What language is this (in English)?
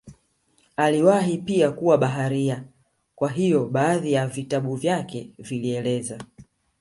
Swahili